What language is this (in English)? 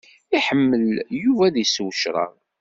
Kabyle